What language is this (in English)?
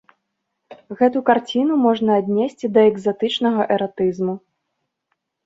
Belarusian